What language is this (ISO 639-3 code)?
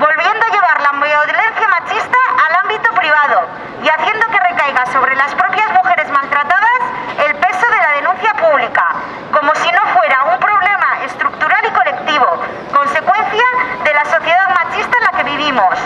spa